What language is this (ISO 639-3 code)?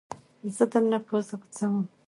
pus